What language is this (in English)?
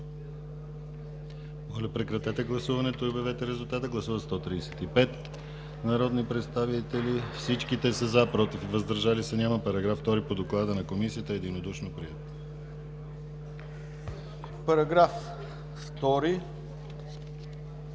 Bulgarian